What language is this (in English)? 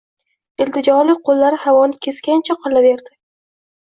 Uzbek